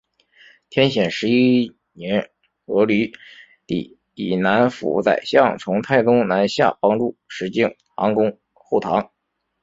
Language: Chinese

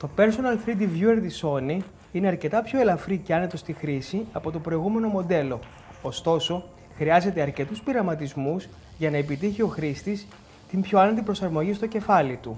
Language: Greek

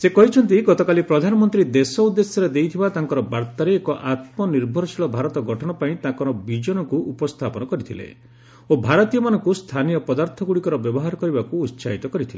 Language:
Odia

